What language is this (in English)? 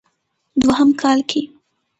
Pashto